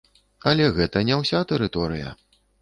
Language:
Belarusian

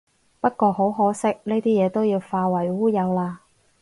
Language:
Cantonese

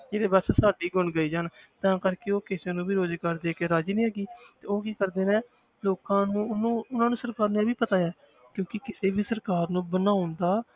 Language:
Punjabi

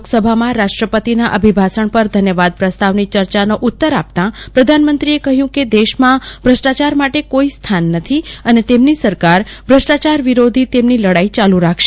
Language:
Gujarati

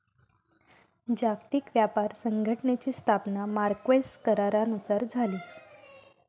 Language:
Marathi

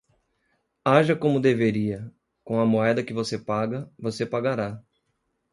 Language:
Portuguese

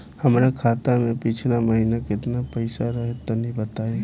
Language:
Bhojpuri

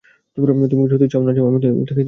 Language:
Bangla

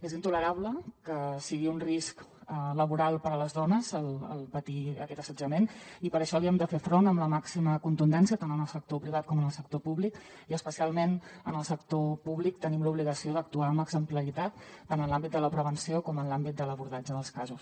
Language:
Catalan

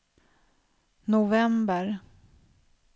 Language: Swedish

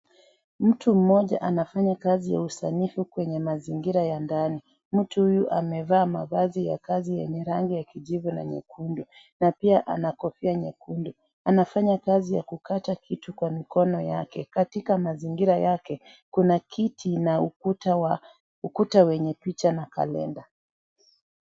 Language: Swahili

